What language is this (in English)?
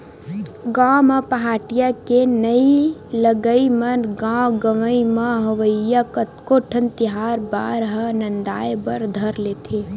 Chhattisgarhi